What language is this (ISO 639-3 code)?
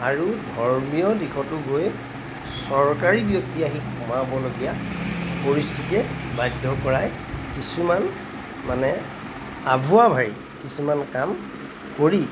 asm